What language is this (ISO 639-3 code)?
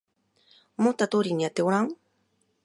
jpn